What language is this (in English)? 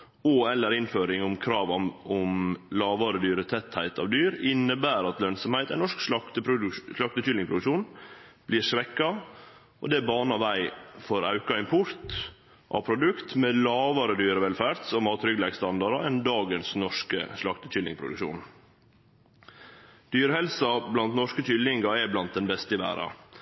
Norwegian Nynorsk